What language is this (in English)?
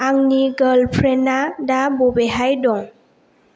Bodo